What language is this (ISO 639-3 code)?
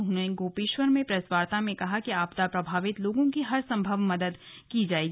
hin